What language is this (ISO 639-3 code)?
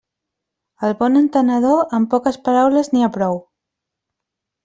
cat